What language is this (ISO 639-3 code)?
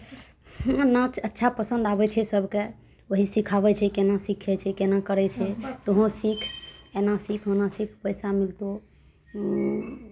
mai